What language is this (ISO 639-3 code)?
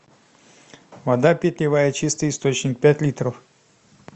rus